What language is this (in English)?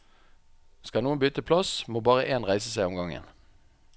Norwegian